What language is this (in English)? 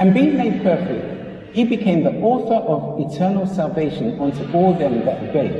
English